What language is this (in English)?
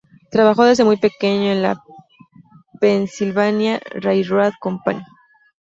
Spanish